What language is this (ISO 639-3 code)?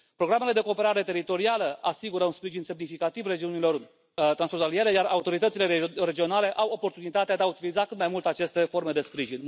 ron